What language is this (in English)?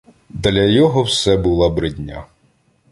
Ukrainian